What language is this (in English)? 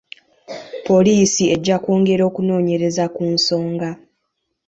Ganda